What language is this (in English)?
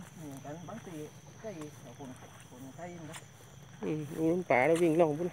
Thai